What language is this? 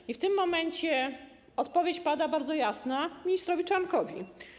Polish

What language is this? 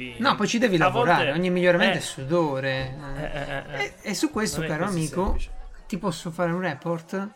Italian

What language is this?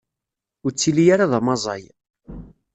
Kabyle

